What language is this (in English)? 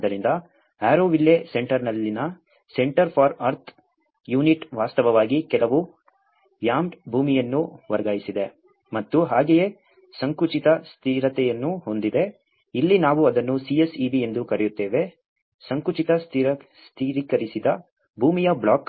Kannada